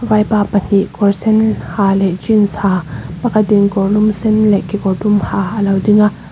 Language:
Mizo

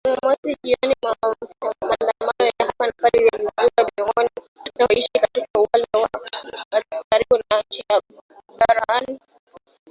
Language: Swahili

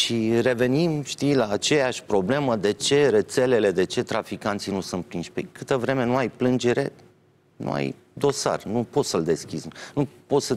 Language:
Romanian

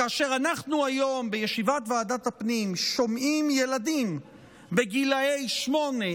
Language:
Hebrew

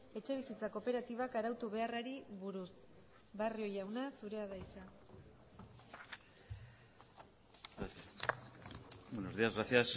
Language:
Basque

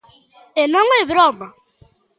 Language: Galician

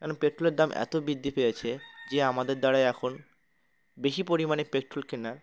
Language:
Bangla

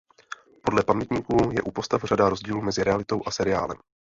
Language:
Czech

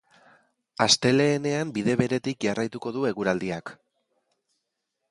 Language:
Basque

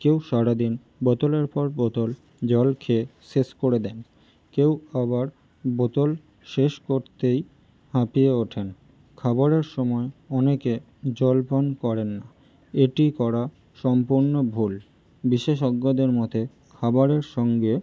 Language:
Bangla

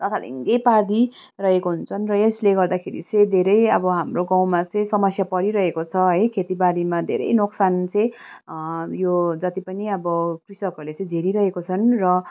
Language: Nepali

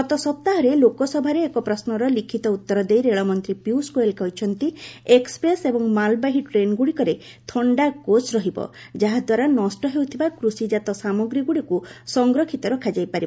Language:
Odia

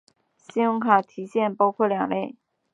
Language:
Chinese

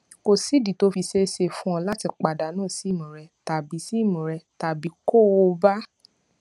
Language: Yoruba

